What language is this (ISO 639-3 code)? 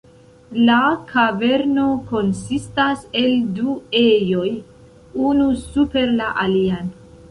epo